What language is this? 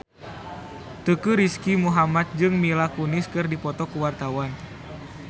Sundanese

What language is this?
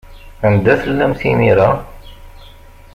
Kabyle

